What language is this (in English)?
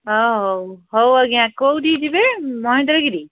Odia